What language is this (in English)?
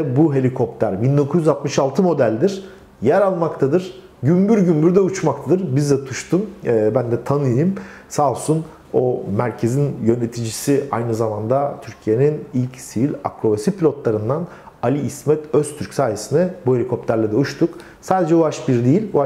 Turkish